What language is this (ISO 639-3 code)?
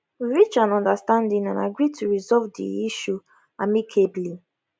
pcm